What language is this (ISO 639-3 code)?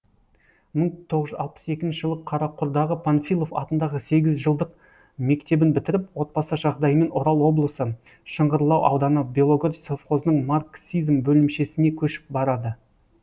kaz